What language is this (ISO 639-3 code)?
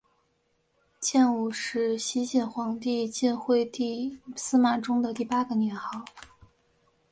zho